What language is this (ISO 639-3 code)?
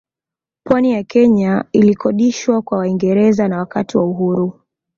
swa